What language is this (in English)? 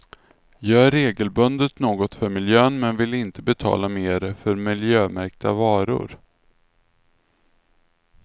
Swedish